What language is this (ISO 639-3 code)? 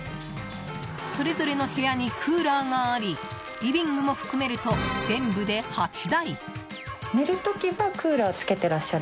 jpn